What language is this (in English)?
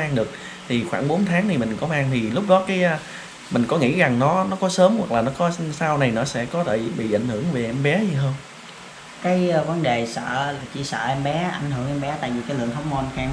Vietnamese